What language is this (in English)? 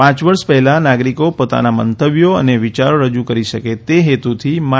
Gujarati